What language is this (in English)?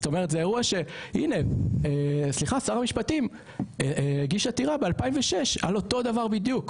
Hebrew